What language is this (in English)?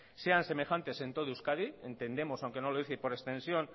Spanish